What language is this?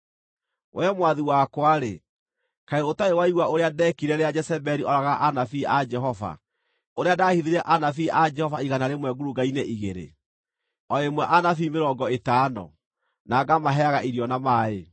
Kikuyu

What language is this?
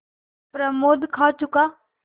Hindi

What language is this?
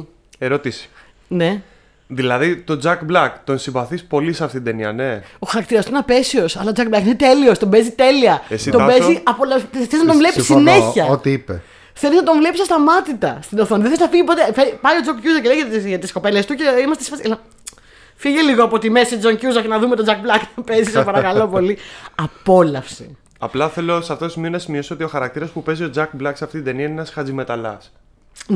Greek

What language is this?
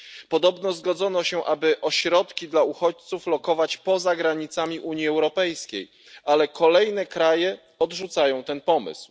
Polish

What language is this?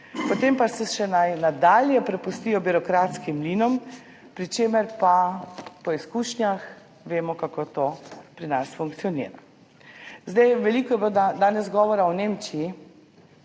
Slovenian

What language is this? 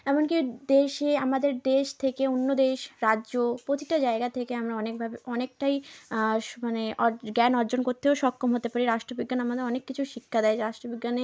Bangla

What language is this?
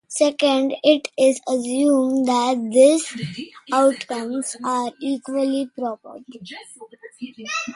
English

